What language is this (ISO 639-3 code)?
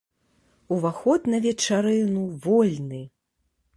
bel